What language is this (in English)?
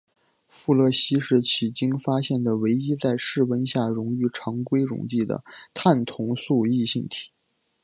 Chinese